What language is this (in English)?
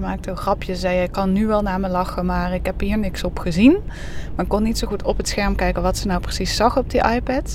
Dutch